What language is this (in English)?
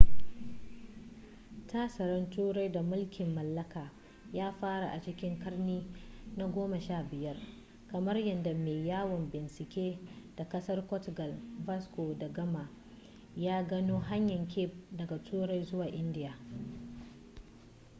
Hausa